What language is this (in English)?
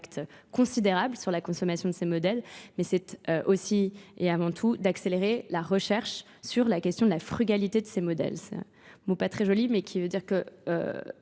French